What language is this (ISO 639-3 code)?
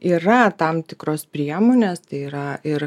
lit